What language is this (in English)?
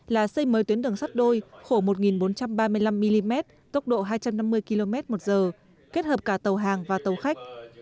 Vietnamese